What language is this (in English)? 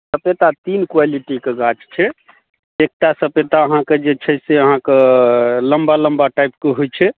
Maithili